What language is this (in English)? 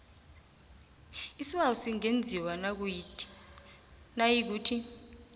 South Ndebele